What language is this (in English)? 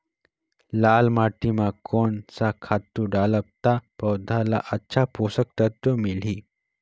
Chhattisgarhi